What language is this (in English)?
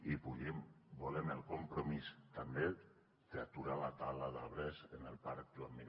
Catalan